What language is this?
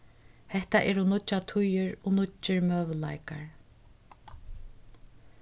Faroese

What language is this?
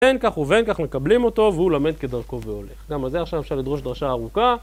Hebrew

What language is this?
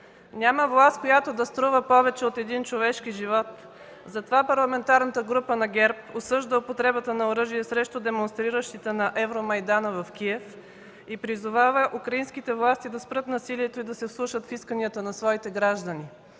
Bulgarian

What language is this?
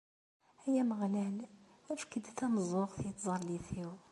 Kabyle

